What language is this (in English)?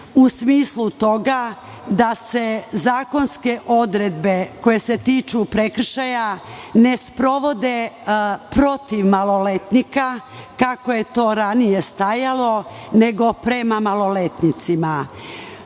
Serbian